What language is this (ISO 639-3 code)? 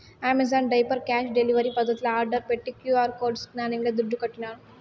tel